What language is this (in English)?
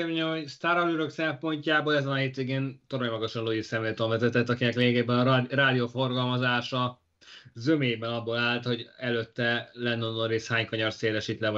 Hungarian